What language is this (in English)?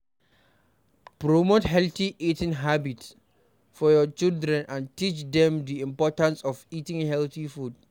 Nigerian Pidgin